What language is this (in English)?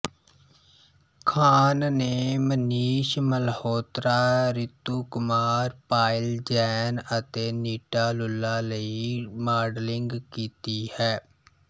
Punjabi